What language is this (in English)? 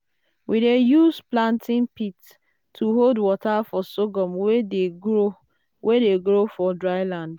Nigerian Pidgin